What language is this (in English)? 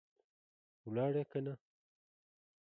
Pashto